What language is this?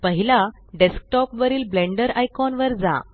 Marathi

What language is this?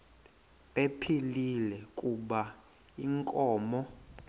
Xhosa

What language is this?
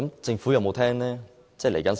Cantonese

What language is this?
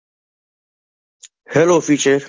Gujarati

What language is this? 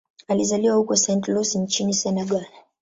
Swahili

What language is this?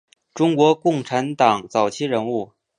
Chinese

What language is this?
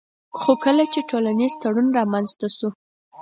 Pashto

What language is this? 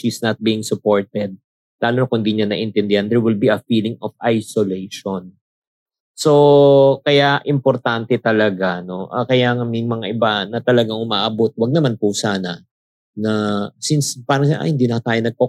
Filipino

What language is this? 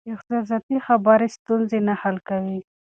Pashto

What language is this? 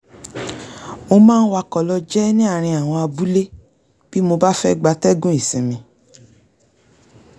Yoruba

